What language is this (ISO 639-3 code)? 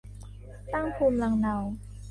tha